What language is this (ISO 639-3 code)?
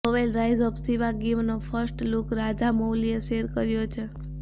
guj